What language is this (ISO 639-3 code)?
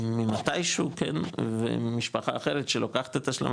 heb